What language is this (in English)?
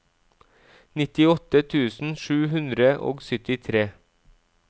Norwegian